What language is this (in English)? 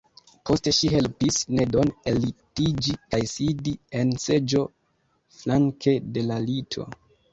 Esperanto